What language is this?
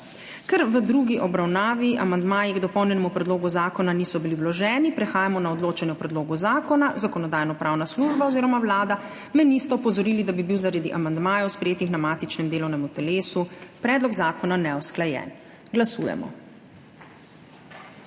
Slovenian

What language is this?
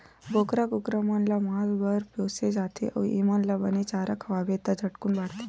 Chhattisgarhi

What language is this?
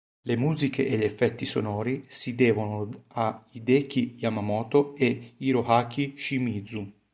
Italian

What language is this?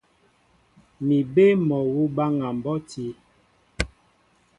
Mbo (Cameroon)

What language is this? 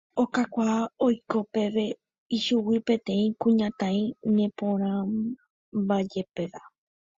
Guarani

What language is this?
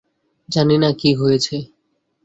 Bangla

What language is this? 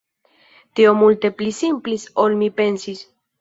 Esperanto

